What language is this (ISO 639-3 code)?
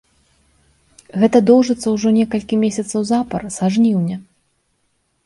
bel